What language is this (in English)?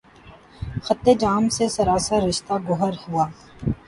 Urdu